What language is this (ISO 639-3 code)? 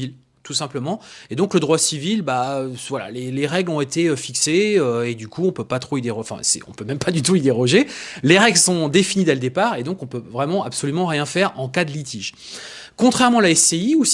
fra